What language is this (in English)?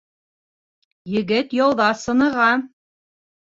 Bashkir